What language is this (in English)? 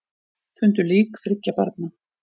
Icelandic